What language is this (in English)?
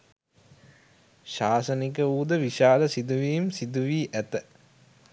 Sinhala